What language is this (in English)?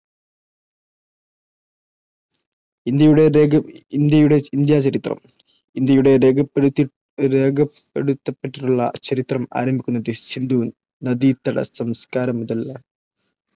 Malayalam